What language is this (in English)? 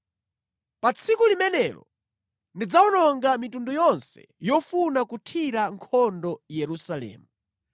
Nyanja